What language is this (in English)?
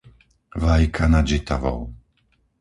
Slovak